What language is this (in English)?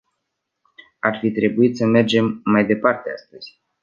Romanian